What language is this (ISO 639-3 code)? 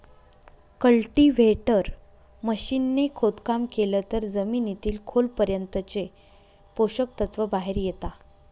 mar